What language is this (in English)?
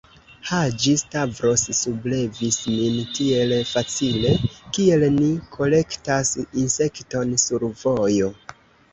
Esperanto